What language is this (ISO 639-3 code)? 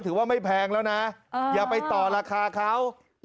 tha